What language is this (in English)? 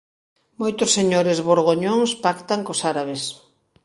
Galician